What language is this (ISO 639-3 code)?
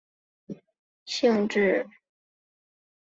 zho